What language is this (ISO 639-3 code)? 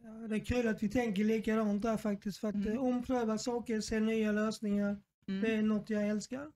swe